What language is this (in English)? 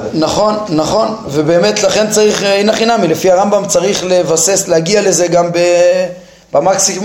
Hebrew